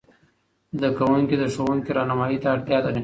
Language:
Pashto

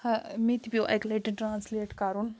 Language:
Kashmiri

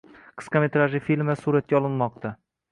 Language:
Uzbek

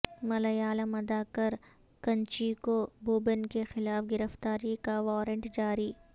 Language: Urdu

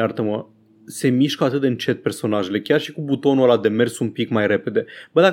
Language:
Romanian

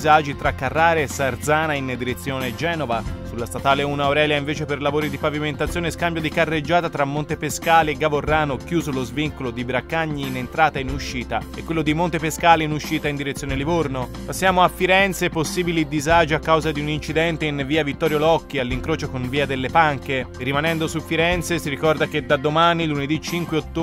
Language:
Italian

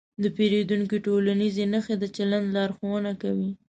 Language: Pashto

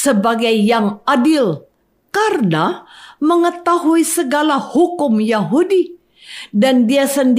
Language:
Indonesian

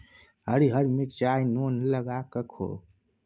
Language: Maithili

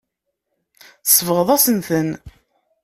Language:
Kabyle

